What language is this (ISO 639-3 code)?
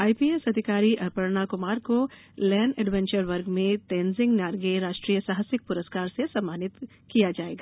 hin